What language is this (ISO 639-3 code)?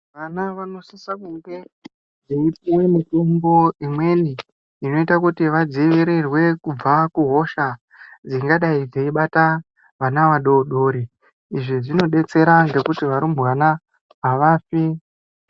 ndc